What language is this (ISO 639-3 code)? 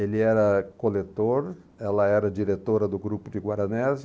por